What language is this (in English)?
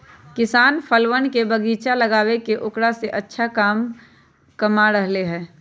Magahi